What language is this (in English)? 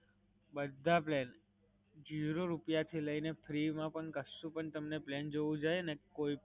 Gujarati